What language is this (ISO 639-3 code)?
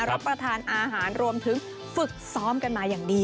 tha